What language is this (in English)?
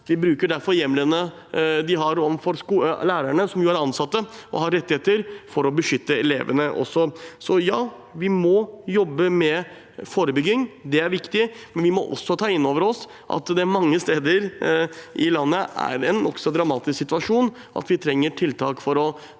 Norwegian